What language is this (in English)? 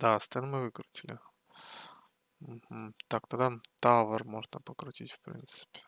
Russian